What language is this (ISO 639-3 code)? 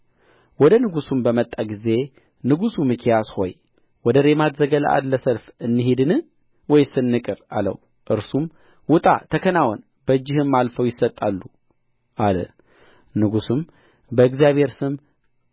amh